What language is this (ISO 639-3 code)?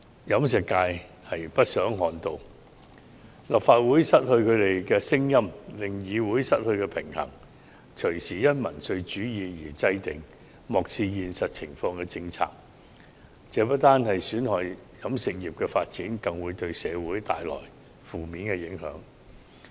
yue